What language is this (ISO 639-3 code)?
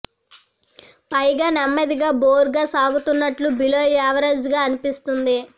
tel